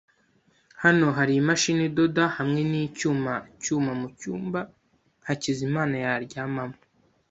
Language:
Kinyarwanda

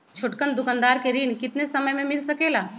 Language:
Magahi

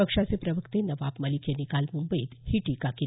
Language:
Marathi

